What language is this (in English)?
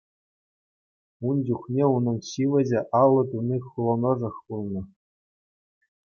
Chuvash